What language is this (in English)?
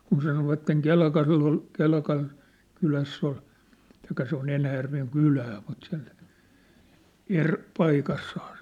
Finnish